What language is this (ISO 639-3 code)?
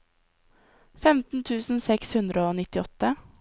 nor